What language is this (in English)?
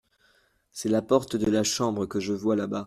French